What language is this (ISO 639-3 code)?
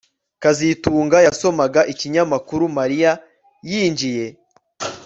kin